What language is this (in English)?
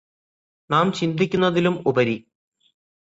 Malayalam